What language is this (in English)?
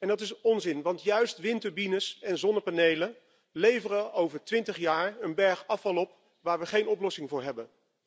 Dutch